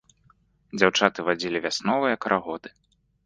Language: Belarusian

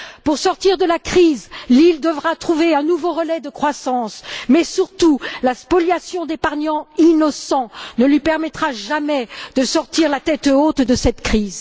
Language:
French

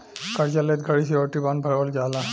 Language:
Bhojpuri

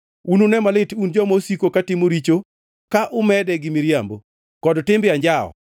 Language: Luo (Kenya and Tanzania)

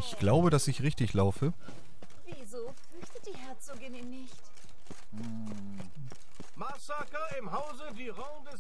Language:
German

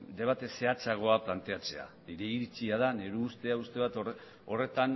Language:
Basque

